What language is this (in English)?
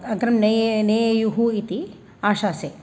Sanskrit